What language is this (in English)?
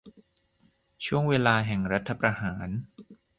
Thai